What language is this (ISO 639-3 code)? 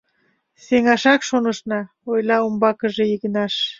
chm